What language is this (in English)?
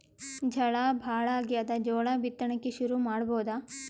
Kannada